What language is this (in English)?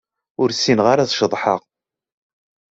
Kabyle